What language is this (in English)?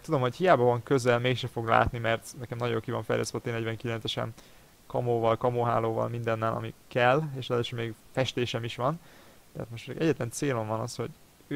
Hungarian